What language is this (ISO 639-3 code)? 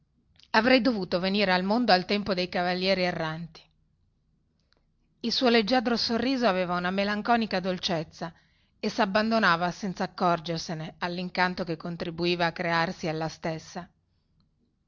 ita